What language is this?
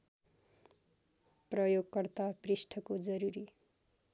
Nepali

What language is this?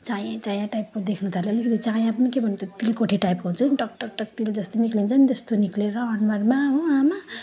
Nepali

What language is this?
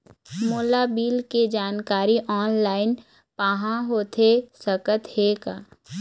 Chhattisgarhi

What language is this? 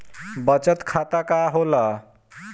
Bhojpuri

